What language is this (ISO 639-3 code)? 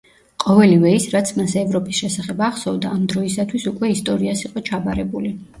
kat